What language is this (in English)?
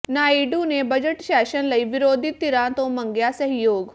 Punjabi